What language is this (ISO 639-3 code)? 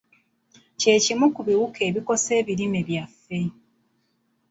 lug